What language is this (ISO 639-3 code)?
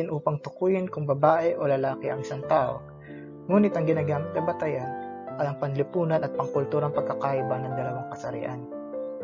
fil